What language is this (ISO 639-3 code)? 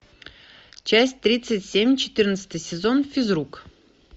rus